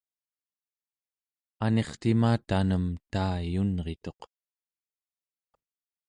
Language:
Central Yupik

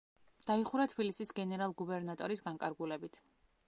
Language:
Georgian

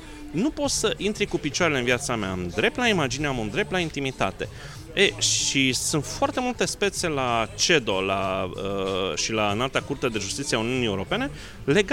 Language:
Romanian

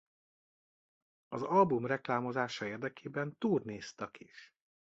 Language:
Hungarian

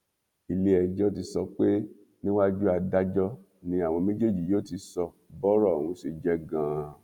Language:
Yoruba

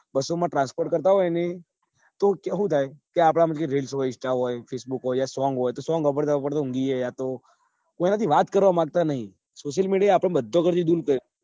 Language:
Gujarati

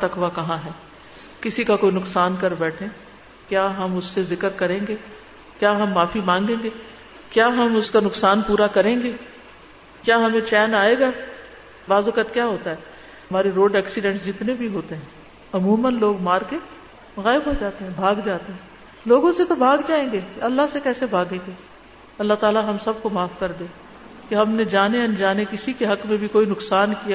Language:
Urdu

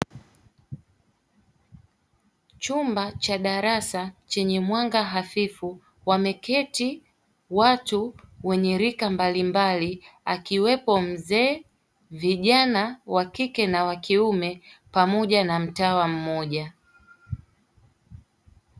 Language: Swahili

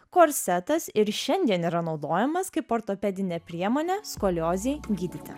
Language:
Lithuanian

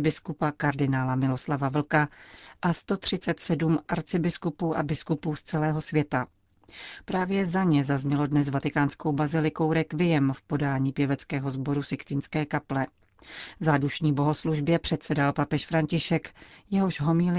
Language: Czech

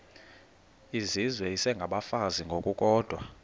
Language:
Xhosa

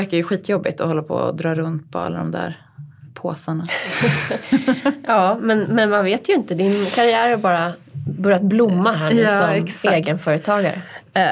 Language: Swedish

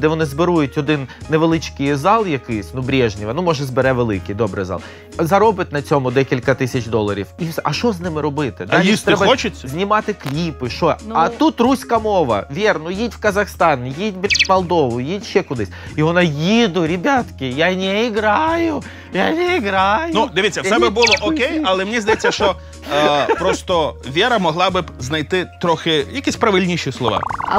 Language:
Ukrainian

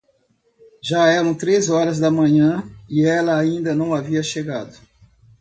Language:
Portuguese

